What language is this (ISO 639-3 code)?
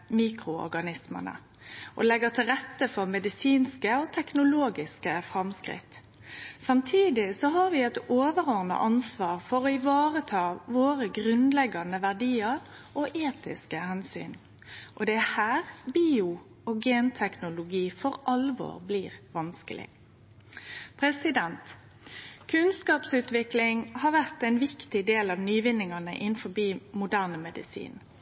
nno